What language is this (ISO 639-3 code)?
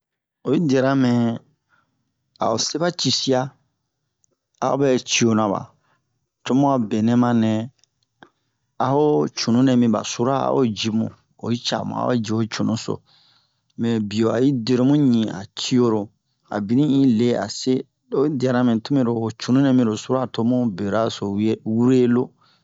bmq